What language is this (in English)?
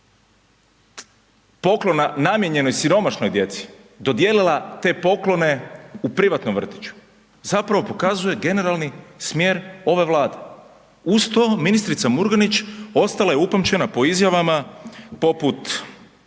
Croatian